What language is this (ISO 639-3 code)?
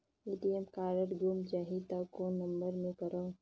hne